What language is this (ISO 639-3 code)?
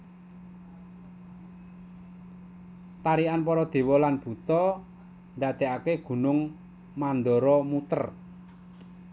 jav